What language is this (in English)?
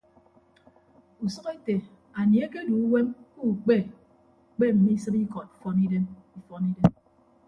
Ibibio